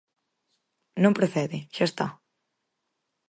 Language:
Galician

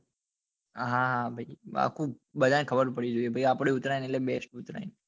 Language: Gujarati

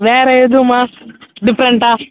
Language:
Tamil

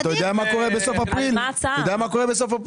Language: Hebrew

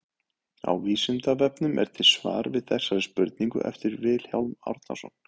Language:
Icelandic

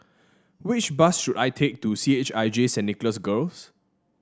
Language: English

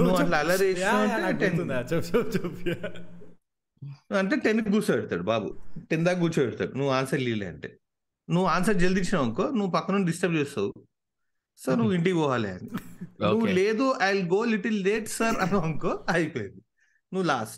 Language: Telugu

